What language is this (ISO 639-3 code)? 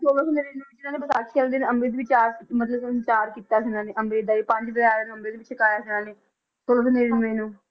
pan